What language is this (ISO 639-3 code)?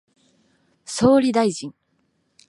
jpn